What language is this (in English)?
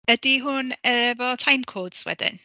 Welsh